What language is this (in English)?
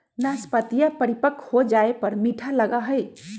Magahi